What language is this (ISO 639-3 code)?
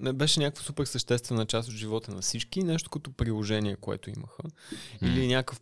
bul